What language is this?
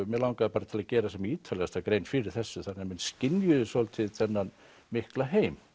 Icelandic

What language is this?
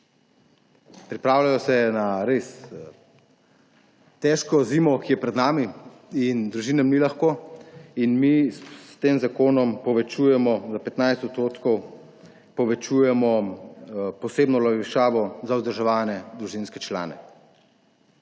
Slovenian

